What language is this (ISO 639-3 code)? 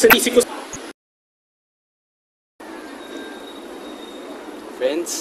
fil